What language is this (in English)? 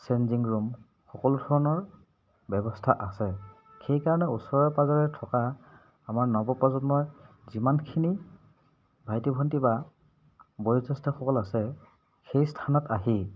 Assamese